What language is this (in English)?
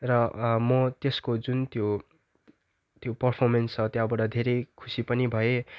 Nepali